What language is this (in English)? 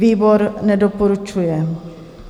Czech